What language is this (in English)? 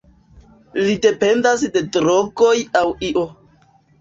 Esperanto